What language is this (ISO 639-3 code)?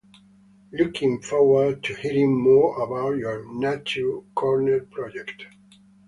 eng